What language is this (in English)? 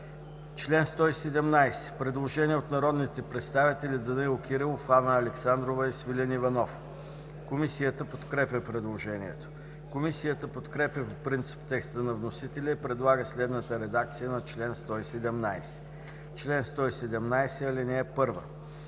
Bulgarian